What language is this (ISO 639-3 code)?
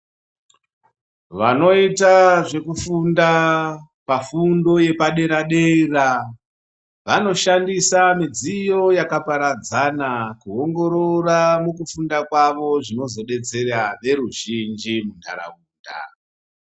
ndc